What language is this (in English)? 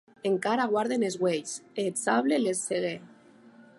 Occitan